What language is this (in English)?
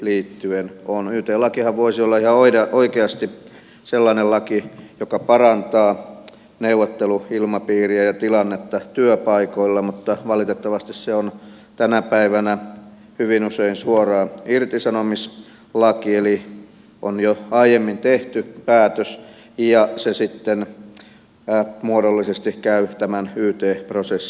Finnish